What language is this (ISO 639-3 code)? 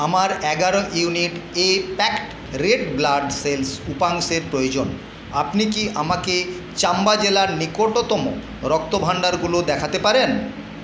ben